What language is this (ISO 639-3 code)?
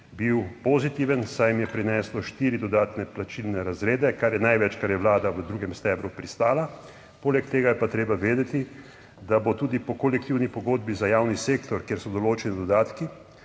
slv